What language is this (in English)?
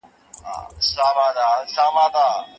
Pashto